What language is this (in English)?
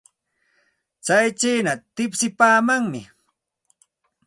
Santa Ana de Tusi Pasco Quechua